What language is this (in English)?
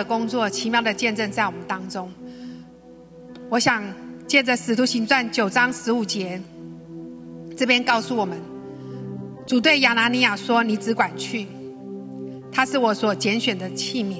Chinese